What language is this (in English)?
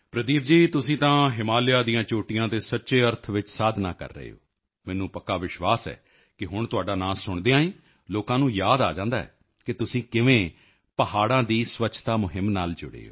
Punjabi